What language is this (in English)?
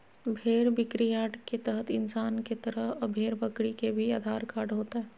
Magahi